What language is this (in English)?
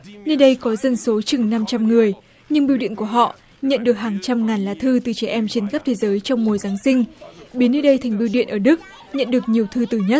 Vietnamese